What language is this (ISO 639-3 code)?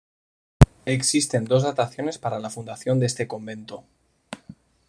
spa